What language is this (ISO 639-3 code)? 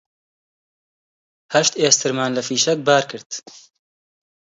ckb